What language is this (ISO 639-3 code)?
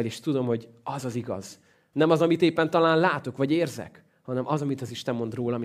hun